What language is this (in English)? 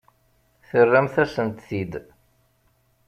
Kabyle